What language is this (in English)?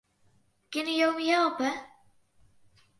Western Frisian